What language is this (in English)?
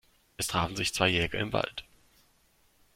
German